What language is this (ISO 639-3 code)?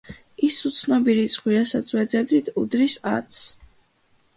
kat